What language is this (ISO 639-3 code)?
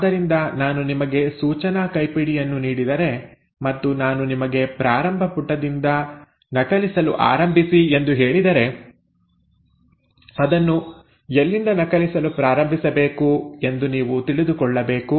kan